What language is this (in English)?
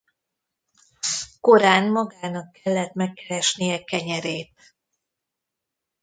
Hungarian